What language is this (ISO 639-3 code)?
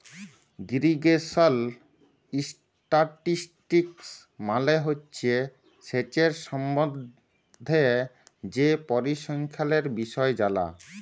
ben